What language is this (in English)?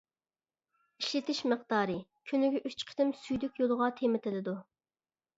Uyghur